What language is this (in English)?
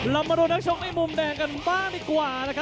Thai